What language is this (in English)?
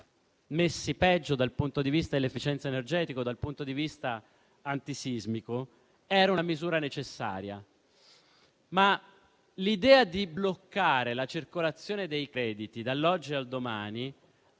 Italian